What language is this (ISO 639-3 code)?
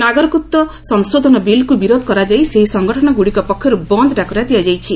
ori